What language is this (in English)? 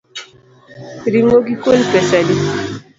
Luo (Kenya and Tanzania)